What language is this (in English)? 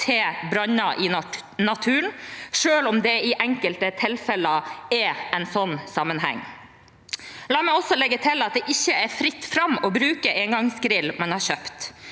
Norwegian